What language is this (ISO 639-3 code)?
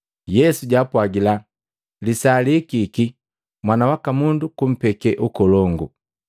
mgv